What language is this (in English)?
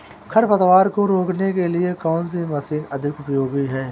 Hindi